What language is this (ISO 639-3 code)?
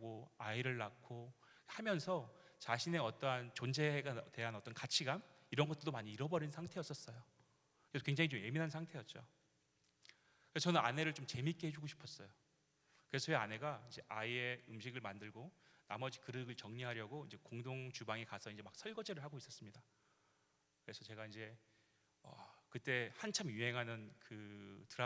kor